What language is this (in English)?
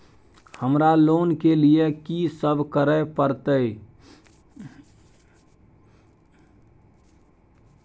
Maithili